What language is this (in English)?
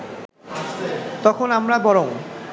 Bangla